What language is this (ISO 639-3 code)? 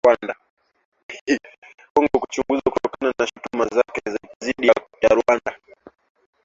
swa